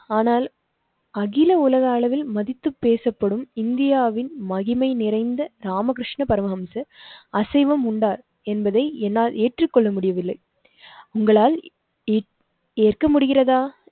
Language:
Tamil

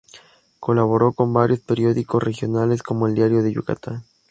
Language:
Spanish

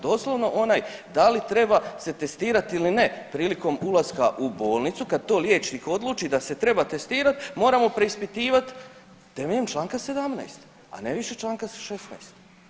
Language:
Croatian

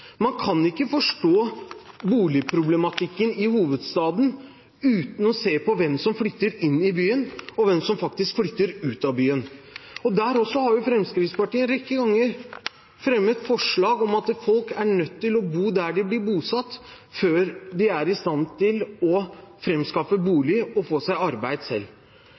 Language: Norwegian Bokmål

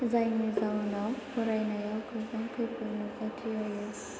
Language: Bodo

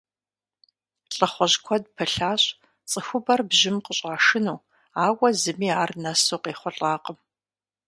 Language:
Kabardian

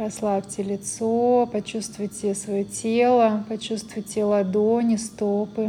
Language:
Russian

